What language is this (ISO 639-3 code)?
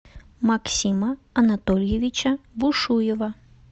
rus